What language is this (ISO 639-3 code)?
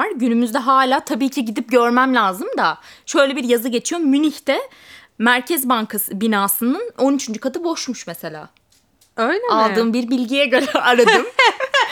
tur